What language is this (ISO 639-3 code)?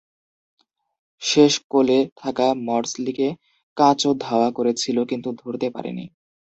ben